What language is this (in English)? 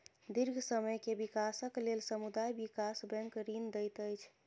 Maithili